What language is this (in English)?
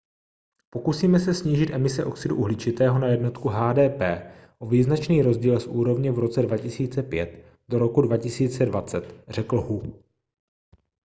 Czech